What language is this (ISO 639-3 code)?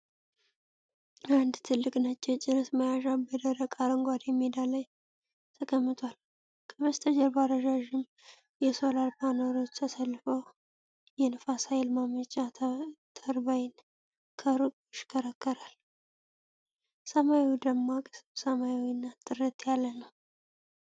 amh